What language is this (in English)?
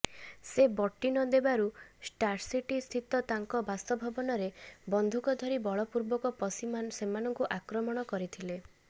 Odia